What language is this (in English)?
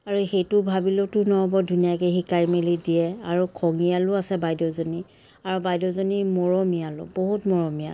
Assamese